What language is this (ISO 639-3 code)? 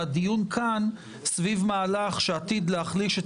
heb